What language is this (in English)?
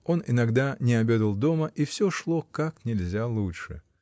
Russian